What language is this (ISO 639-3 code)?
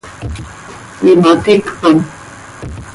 sei